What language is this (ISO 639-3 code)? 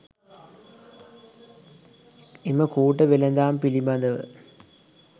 sin